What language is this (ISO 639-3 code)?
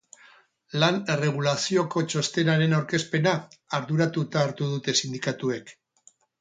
eus